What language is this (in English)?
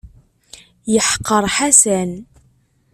Kabyle